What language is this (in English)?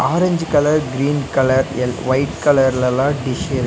Tamil